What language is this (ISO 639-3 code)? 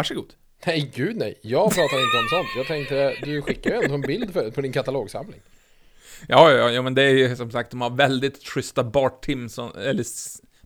swe